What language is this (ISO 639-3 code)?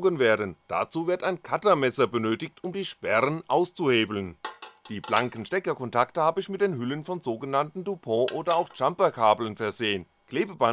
deu